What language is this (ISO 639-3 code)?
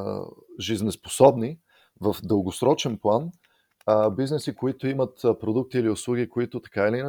bul